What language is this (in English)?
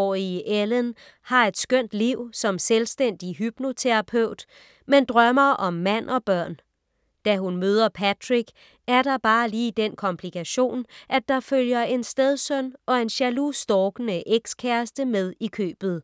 Danish